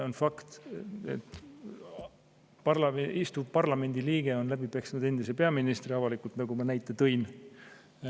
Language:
Estonian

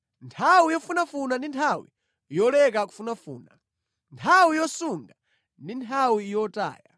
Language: Nyanja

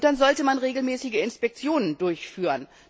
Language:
German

